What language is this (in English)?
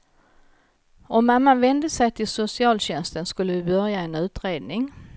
Swedish